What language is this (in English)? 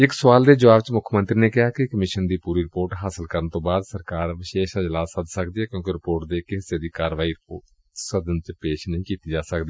Punjabi